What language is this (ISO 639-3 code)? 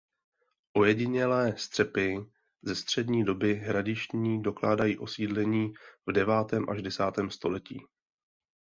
ces